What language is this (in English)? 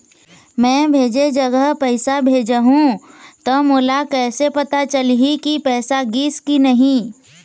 Chhattisgarhi